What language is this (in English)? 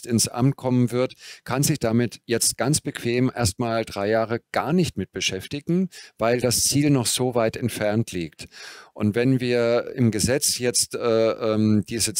German